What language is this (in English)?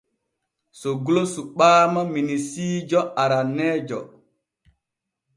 Borgu Fulfulde